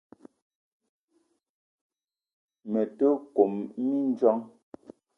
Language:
Eton (Cameroon)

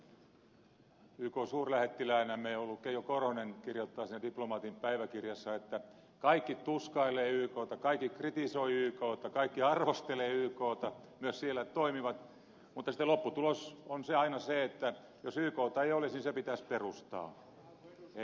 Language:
Finnish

